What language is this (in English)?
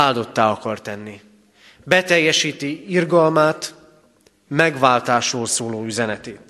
Hungarian